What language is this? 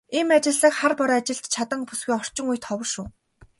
Mongolian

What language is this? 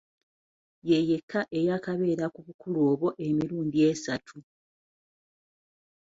Ganda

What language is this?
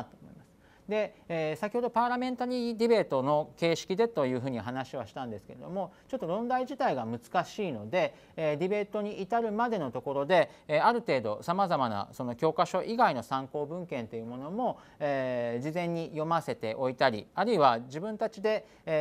Japanese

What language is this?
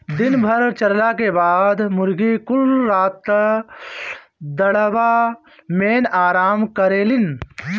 Bhojpuri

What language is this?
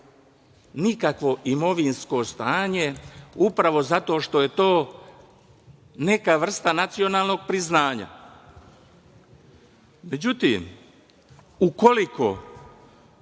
Serbian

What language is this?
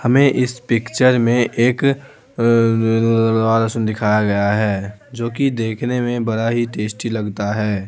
Hindi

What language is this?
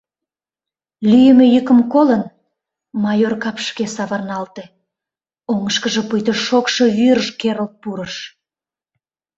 Mari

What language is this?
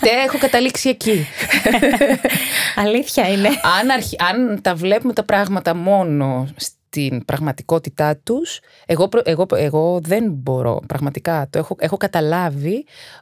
Greek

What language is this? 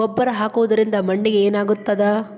Kannada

